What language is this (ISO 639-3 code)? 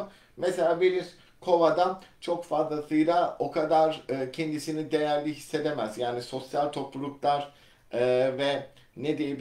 tur